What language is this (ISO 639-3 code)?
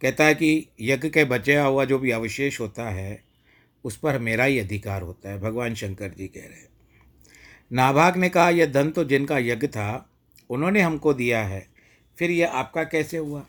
hin